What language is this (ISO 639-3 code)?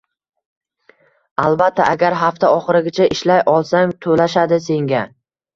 uzb